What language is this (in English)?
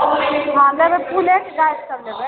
Maithili